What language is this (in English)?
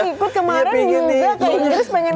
Indonesian